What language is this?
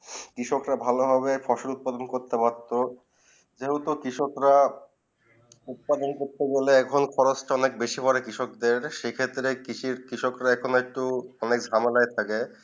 Bangla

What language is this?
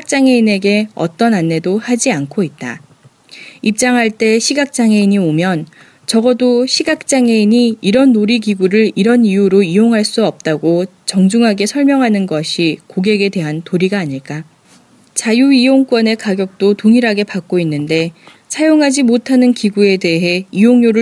Korean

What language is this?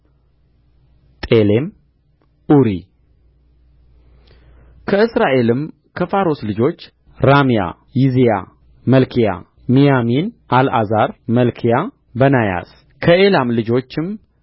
Amharic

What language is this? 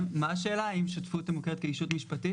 Hebrew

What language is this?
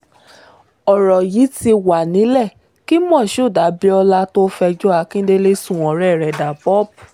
Yoruba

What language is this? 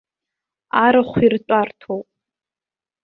Abkhazian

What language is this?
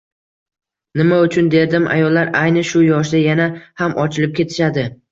Uzbek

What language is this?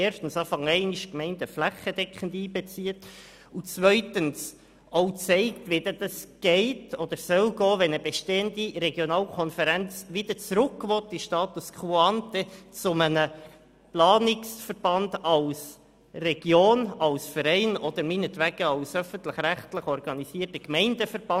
Swiss German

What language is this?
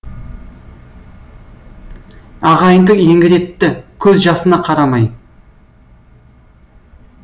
Kazakh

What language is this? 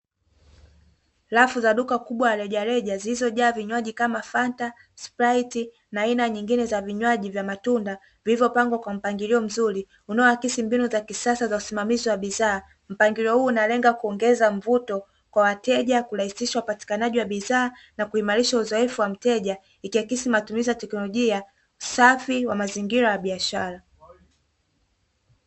Swahili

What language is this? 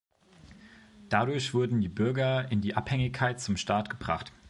German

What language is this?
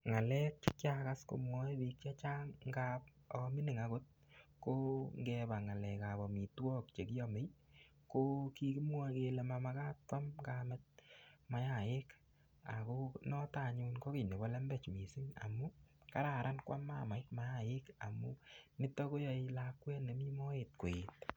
Kalenjin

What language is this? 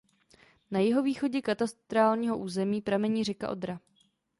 Czech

